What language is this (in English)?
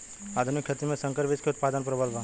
Bhojpuri